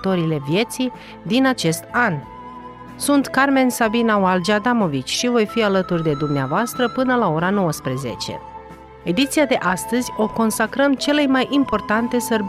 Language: Romanian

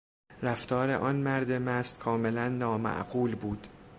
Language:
Persian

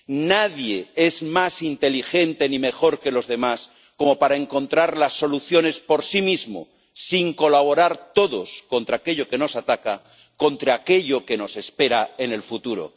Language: Spanish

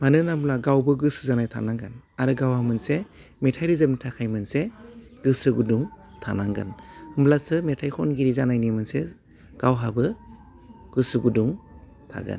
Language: Bodo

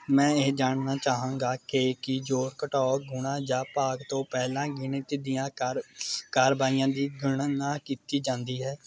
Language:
Punjabi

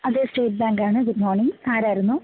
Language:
Malayalam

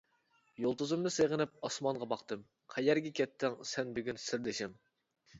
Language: Uyghur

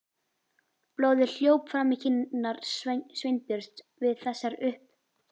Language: Icelandic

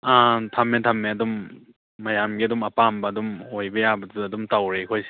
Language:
Manipuri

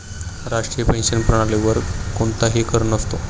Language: Marathi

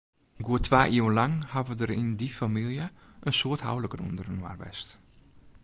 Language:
Western Frisian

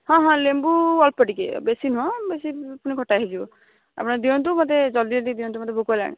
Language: Odia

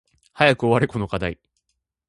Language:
Japanese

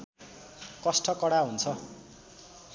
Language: Nepali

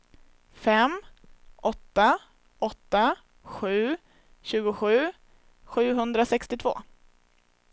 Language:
Swedish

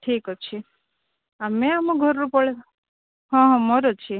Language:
Odia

